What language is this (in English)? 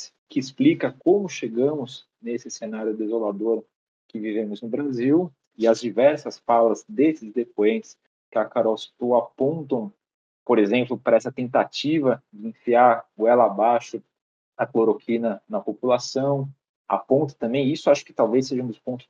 Portuguese